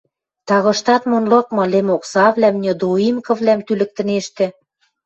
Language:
Western Mari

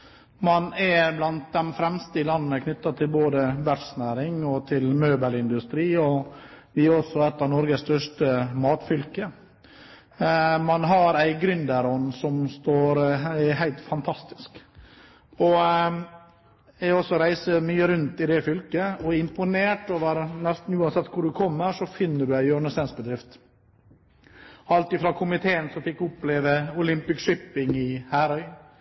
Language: Norwegian Bokmål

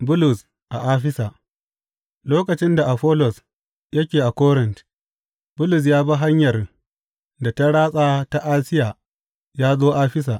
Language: Hausa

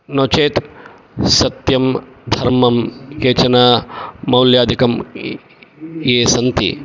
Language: Sanskrit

